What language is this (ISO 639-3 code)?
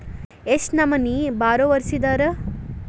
kan